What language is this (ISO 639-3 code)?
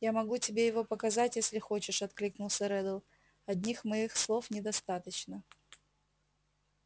rus